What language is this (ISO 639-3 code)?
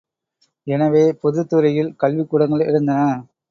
tam